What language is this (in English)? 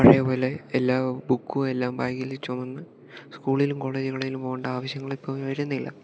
Malayalam